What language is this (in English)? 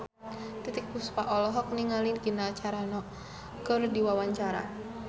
Sundanese